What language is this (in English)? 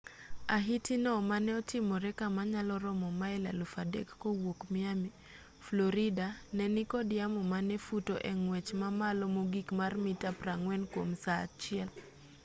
Luo (Kenya and Tanzania)